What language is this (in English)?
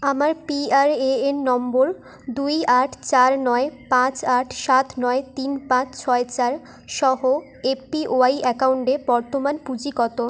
Bangla